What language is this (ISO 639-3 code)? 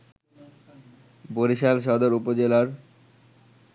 ben